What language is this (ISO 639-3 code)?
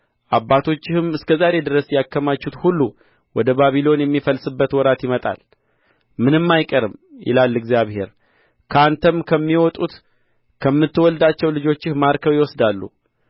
amh